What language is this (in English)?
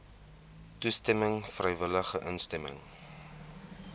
Afrikaans